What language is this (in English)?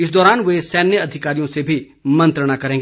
Hindi